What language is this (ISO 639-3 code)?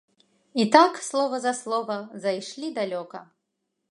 bel